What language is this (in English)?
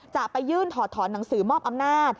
Thai